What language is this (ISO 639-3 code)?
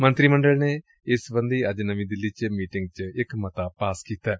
pan